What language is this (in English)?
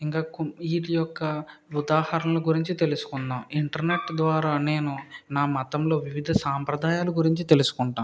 Telugu